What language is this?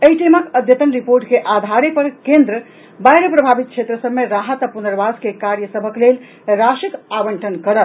Maithili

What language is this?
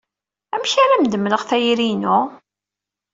Kabyle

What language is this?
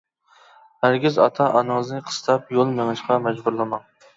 Uyghur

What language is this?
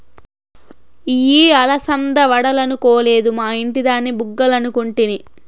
Telugu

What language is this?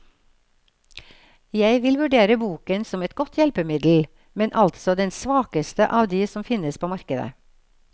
Norwegian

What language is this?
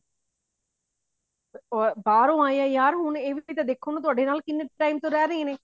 Punjabi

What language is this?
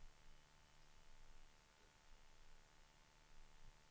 Swedish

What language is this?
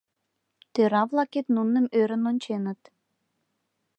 Mari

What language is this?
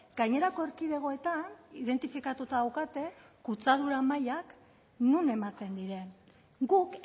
Basque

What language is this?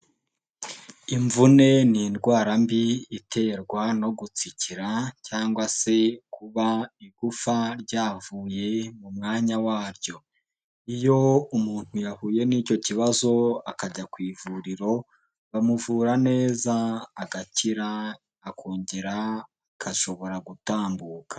Kinyarwanda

